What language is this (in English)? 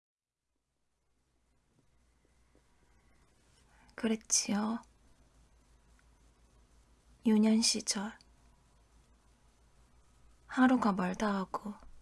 Korean